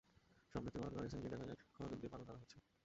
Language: Bangla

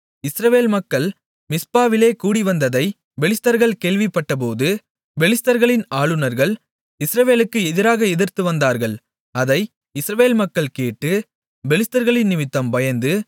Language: Tamil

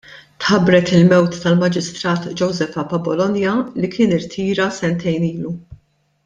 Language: Maltese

